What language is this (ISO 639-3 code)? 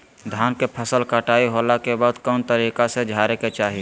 mag